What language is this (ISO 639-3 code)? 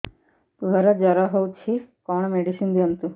ori